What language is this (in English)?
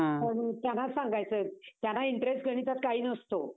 Marathi